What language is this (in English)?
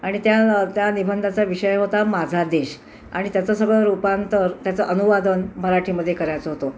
Marathi